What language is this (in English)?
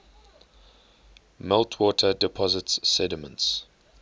English